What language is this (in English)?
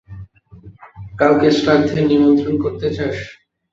Bangla